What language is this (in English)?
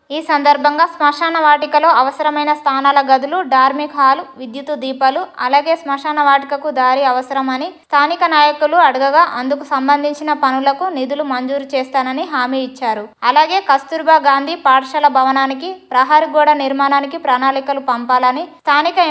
Telugu